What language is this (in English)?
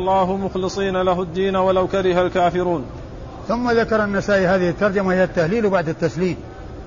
Arabic